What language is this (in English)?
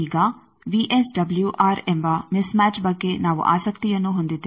Kannada